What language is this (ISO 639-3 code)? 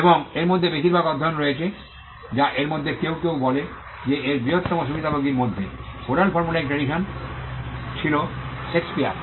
ben